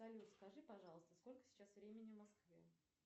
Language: Russian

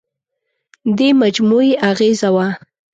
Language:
Pashto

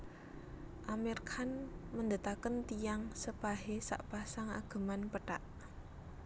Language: Javanese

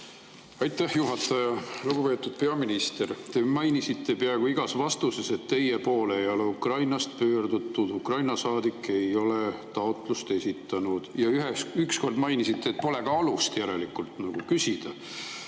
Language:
Estonian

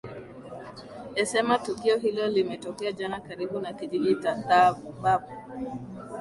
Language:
Swahili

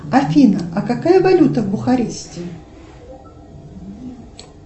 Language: Russian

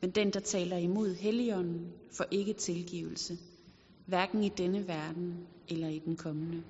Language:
Danish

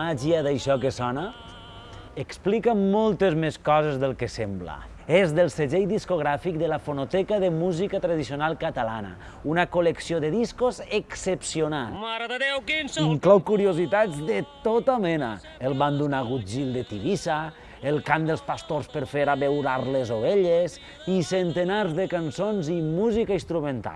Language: Catalan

